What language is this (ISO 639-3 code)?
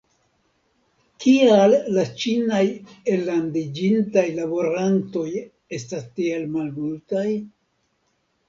epo